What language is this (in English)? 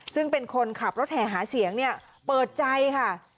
Thai